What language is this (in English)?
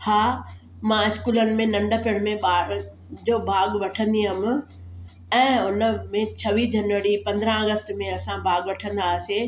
Sindhi